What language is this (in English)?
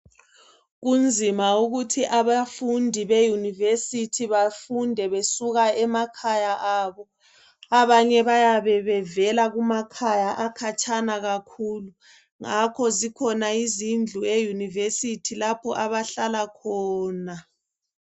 North Ndebele